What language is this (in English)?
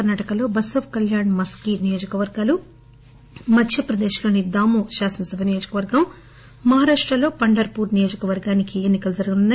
Telugu